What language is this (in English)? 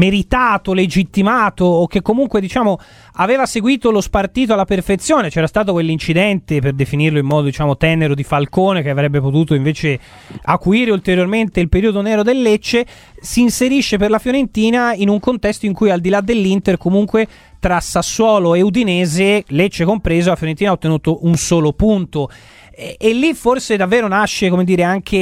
Italian